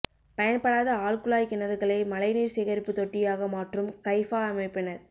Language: Tamil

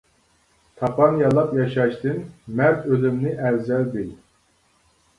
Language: Uyghur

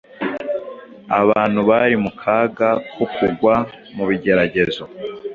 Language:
Kinyarwanda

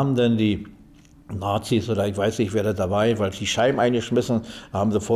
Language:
German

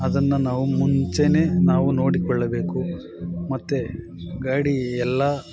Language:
Kannada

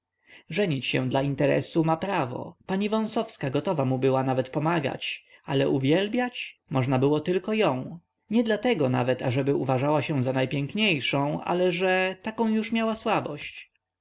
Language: Polish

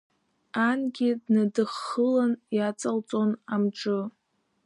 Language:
Abkhazian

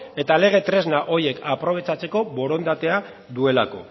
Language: Basque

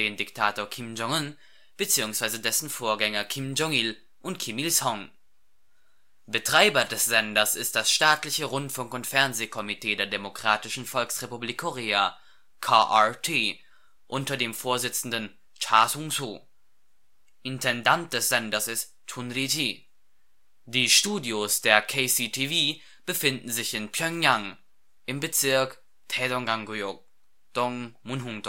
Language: German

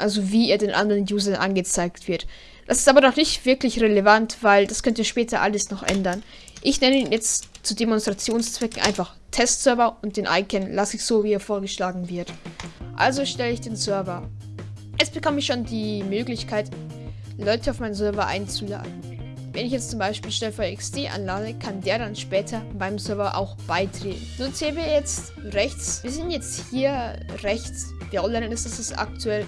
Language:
German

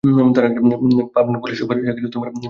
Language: Bangla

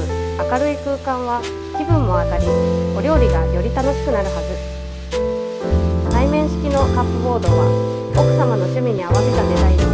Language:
Japanese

